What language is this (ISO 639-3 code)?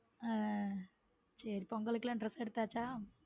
tam